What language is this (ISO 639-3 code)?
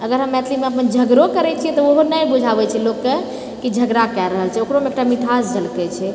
mai